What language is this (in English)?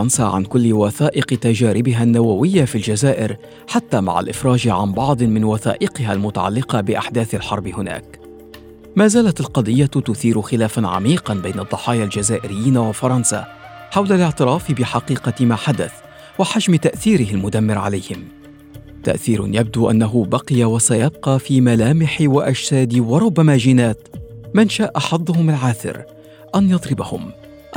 Arabic